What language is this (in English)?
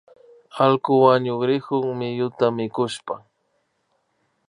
Imbabura Highland Quichua